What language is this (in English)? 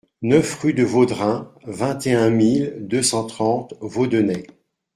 French